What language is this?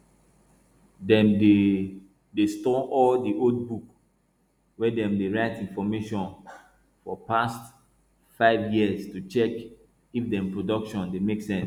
Nigerian Pidgin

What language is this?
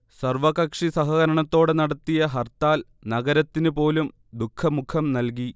Malayalam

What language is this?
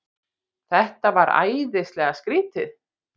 Icelandic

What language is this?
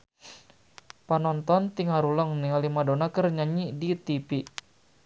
Sundanese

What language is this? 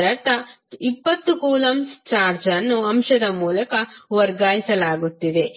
Kannada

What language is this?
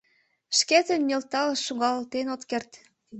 Mari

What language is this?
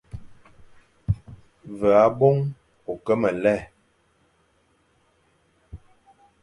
Fang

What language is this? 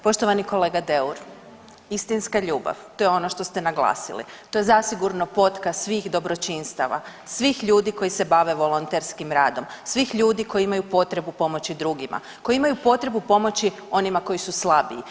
Croatian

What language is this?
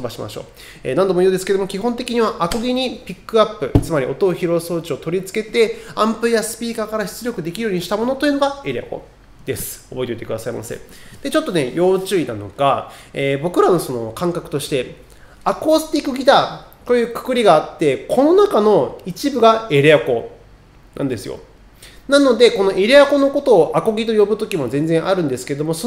Japanese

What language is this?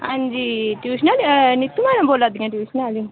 Dogri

